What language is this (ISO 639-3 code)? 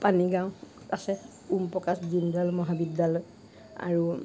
asm